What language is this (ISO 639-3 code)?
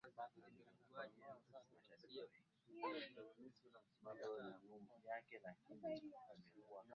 swa